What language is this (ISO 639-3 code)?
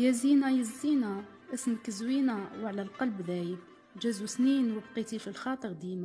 ara